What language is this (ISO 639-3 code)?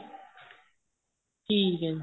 pan